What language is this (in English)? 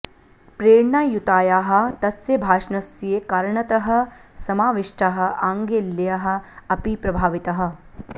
Sanskrit